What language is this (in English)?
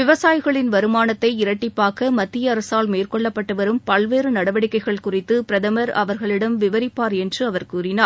Tamil